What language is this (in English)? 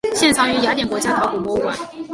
Chinese